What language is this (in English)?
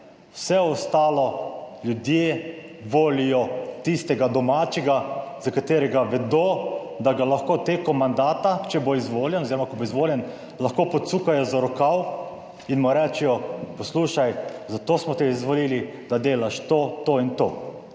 Slovenian